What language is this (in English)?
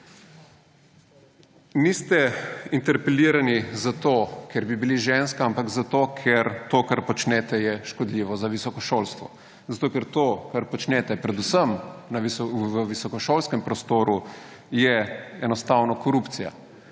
Slovenian